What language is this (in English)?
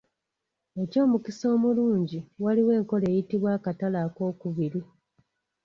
Ganda